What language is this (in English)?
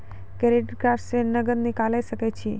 Maithili